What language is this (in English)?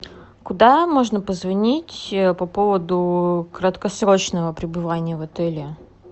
Russian